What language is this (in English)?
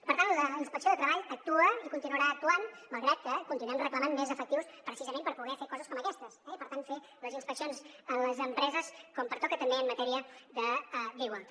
Catalan